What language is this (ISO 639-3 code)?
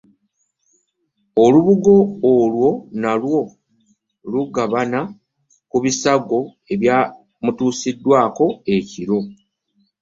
lug